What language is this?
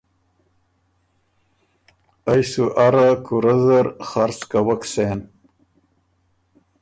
Ormuri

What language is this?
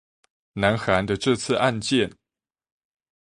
Chinese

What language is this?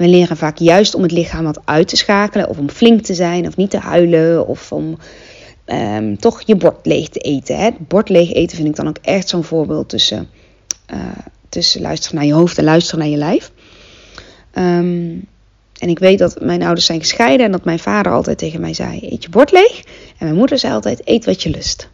Dutch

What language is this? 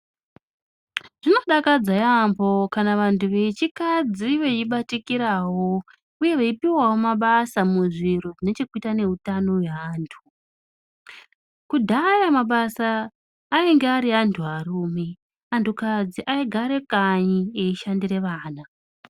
Ndau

